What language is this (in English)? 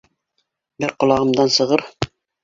Bashkir